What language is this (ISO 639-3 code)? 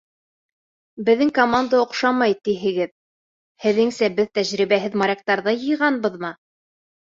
bak